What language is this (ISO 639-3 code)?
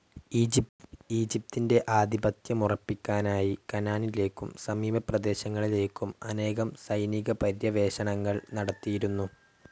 mal